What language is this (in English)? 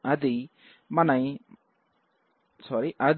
Telugu